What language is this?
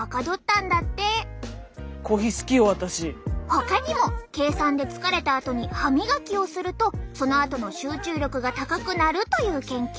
Japanese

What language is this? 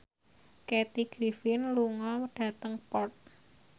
Javanese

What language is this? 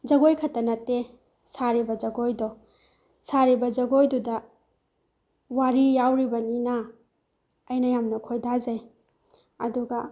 Manipuri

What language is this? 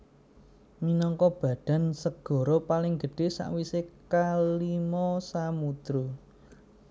Javanese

